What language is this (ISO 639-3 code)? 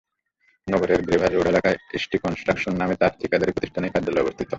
ben